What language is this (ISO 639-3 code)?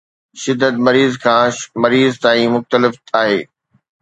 snd